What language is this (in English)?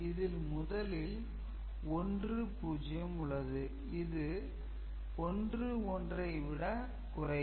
Tamil